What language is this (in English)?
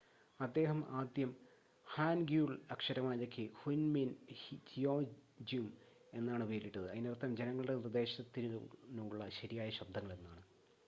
Malayalam